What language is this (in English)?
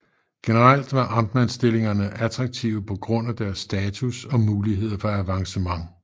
Danish